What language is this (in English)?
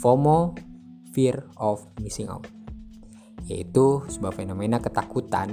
Indonesian